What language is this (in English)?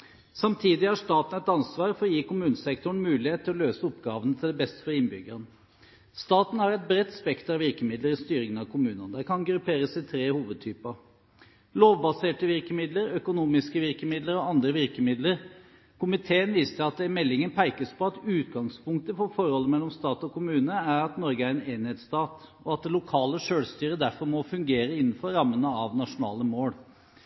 Norwegian Bokmål